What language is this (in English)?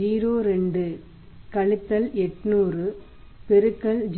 Tamil